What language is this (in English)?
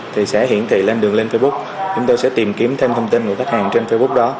Vietnamese